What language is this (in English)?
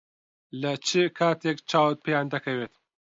Central Kurdish